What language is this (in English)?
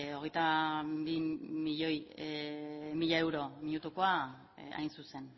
Basque